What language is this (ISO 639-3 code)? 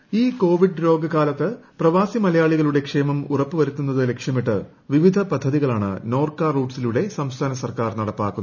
mal